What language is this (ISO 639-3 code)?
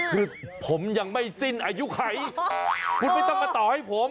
tha